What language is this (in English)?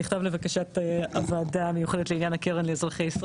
Hebrew